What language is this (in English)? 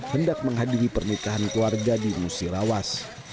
Indonesian